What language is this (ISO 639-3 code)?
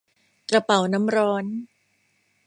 tha